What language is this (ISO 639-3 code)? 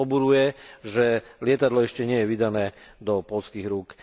slk